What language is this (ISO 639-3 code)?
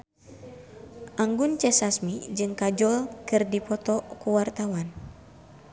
sun